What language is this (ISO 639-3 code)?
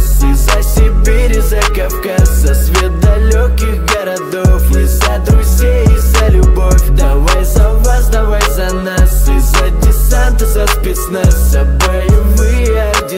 rus